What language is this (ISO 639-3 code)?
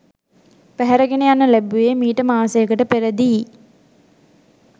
sin